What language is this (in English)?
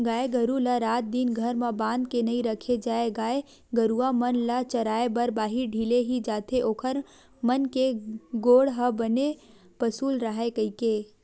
Chhattisgarhi